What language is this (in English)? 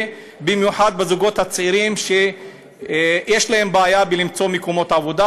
Hebrew